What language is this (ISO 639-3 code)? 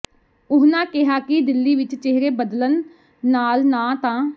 pan